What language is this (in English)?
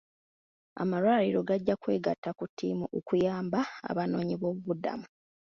Ganda